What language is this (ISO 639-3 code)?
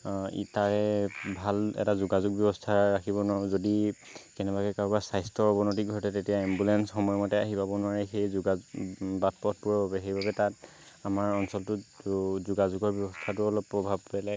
asm